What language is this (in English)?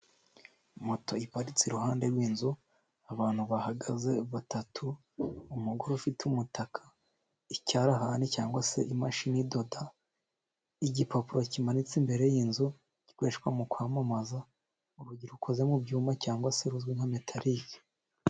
Kinyarwanda